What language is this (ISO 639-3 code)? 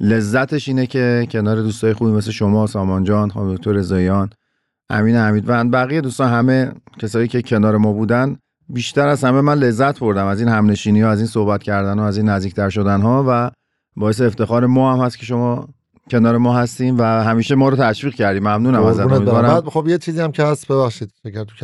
fas